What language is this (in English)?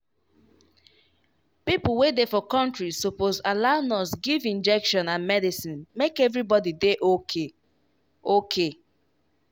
Nigerian Pidgin